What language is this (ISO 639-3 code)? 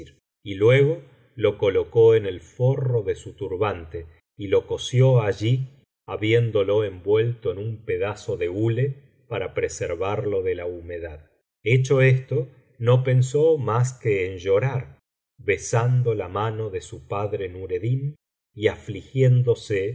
spa